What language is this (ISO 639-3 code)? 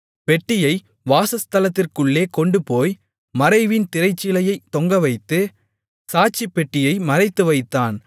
tam